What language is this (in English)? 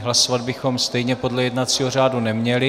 Czech